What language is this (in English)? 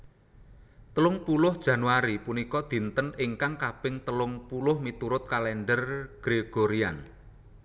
Javanese